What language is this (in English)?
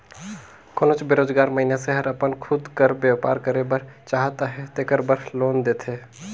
Chhattisgarhi